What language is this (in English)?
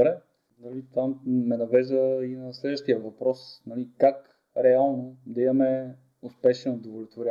Bulgarian